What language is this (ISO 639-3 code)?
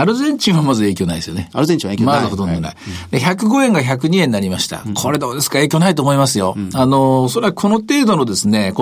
jpn